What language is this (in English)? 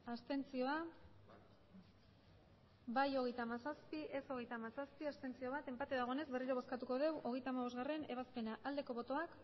Basque